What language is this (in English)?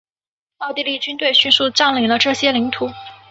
Chinese